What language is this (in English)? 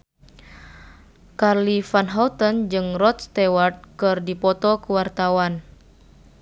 Sundanese